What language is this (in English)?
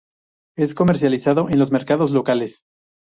Spanish